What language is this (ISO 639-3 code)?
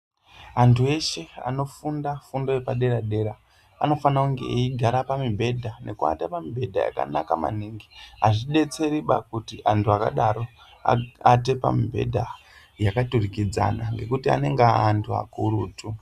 ndc